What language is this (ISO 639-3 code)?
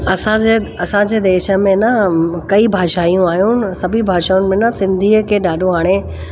snd